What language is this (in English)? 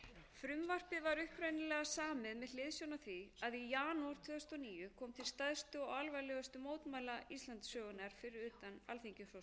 Icelandic